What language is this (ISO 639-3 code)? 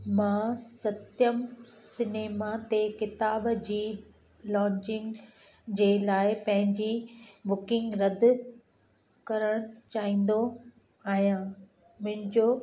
snd